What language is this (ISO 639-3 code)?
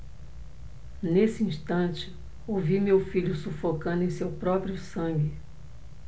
por